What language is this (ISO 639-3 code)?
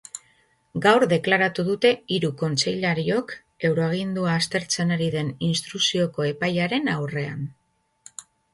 eus